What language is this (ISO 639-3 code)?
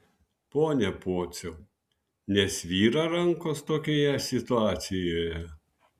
lit